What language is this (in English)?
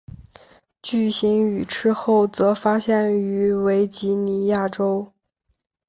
Chinese